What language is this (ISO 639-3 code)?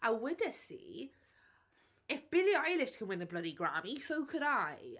cym